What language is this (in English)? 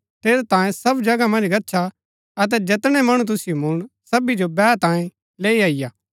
Gaddi